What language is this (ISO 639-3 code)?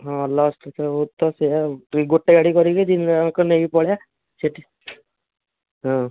ori